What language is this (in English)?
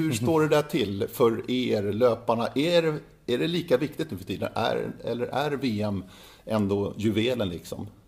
Swedish